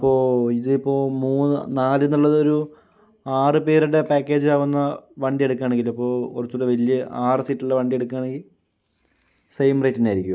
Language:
Malayalam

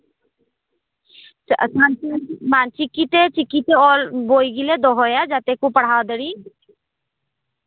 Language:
Santali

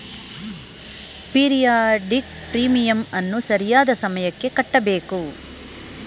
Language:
Kannada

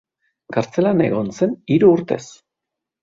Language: Basque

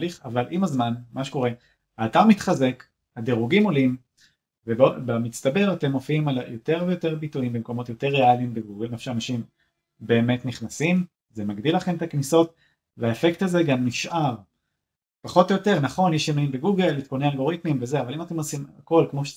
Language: Hebrew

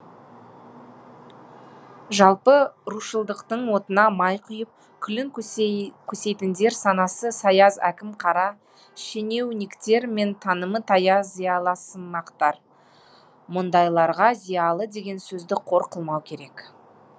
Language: Kazakh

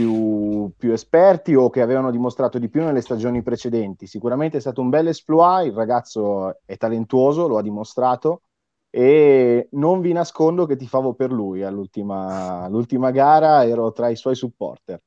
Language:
Italian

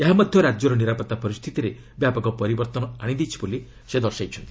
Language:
Odia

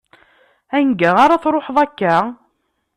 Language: Kabyle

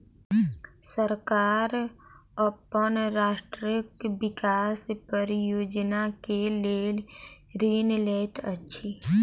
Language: Maithili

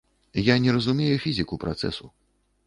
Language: Belarusian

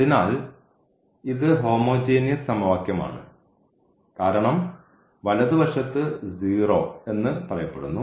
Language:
Malayalam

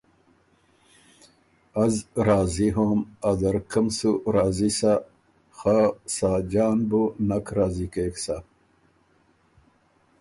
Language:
Ormuri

